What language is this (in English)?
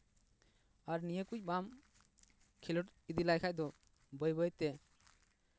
Santali